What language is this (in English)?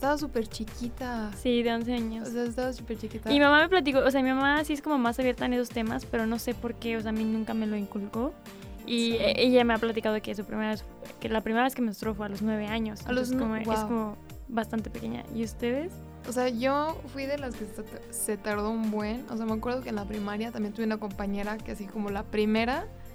Spanish